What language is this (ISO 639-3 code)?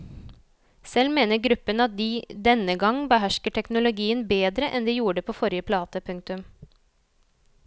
nor